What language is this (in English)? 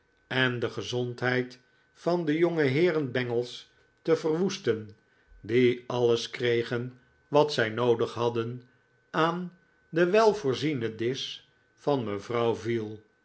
Dutch